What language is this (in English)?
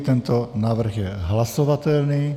Czech